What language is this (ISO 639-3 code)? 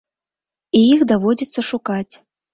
bel